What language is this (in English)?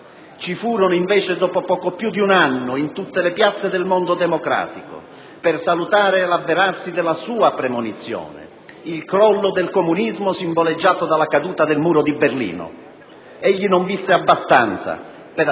Italian